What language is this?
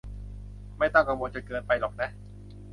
Thai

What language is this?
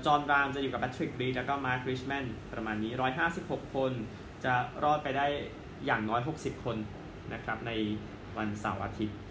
Thai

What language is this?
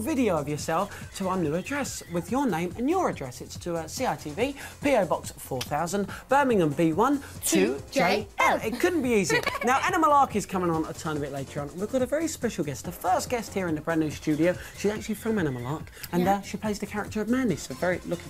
English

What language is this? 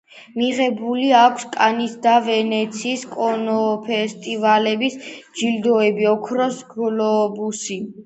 Georgian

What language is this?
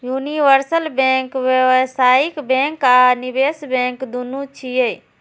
Maithili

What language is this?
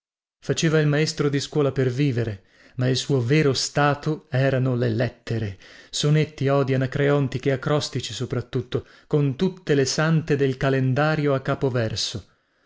Italian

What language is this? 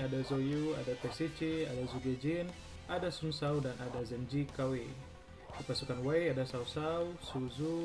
Indonesian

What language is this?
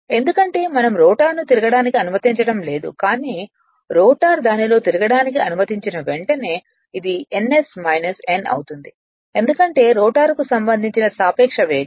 Telugu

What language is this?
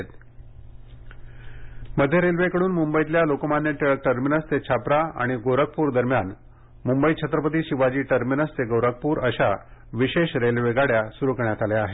Marathi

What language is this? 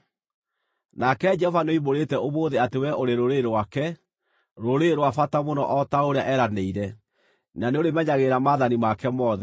Kikuyu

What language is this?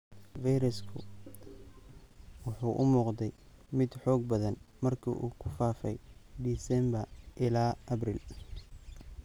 Somali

